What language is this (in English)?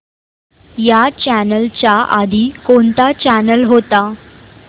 Marathi